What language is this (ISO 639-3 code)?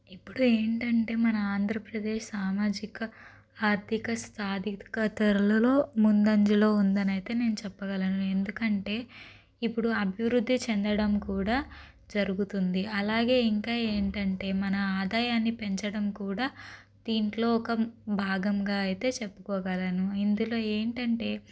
tel